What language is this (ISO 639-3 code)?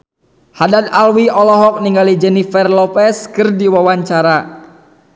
sun